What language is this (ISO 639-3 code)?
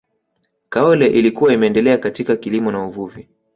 swa